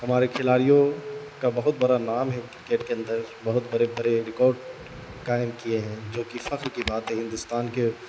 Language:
Urdu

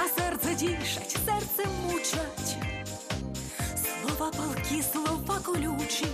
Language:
Ukrainian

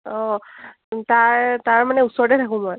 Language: Assamese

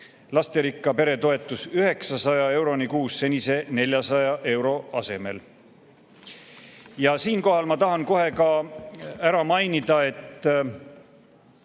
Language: Estonian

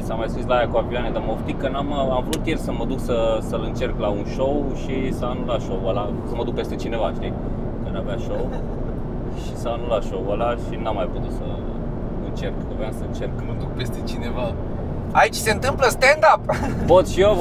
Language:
Romanian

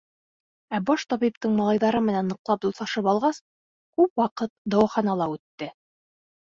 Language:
Bashkir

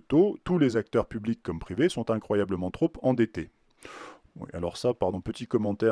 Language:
French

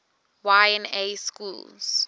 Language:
English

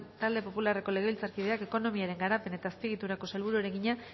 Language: Basque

